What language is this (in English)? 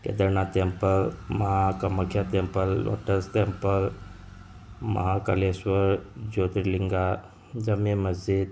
Manipuri